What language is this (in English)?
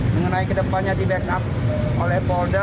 Indonesian